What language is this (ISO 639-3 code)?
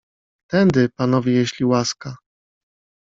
pol